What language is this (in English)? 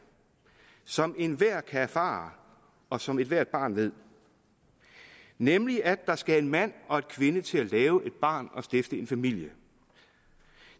Danish